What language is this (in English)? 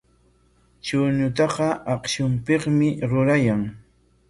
Corongo Ancash Quechua